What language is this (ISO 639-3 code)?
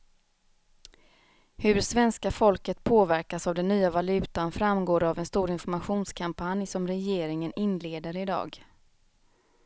swe